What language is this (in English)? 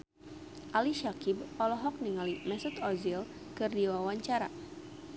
Sundanese